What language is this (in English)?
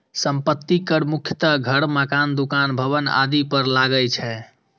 Maithili